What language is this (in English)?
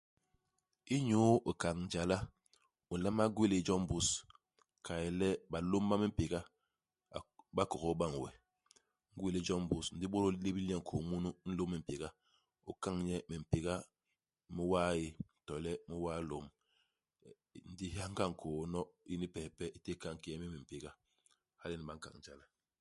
Basaa